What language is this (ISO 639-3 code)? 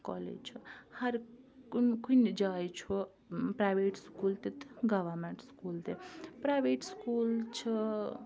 kas